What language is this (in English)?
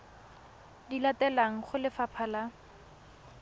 Tswana